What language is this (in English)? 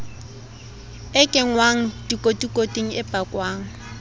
Southern Sotho